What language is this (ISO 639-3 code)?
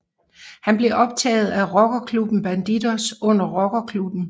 dan